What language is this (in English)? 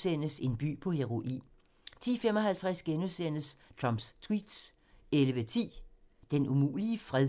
Danish